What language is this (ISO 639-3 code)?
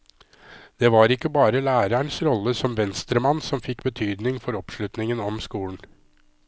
nor